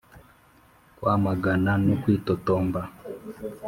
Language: Kinyarwanda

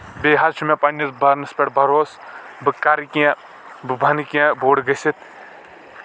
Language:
Kashmiri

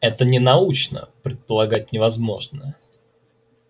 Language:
Russian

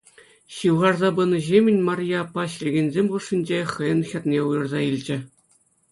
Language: Chuvash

